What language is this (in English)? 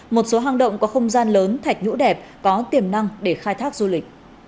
Vietnamese